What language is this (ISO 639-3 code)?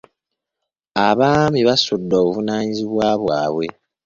lug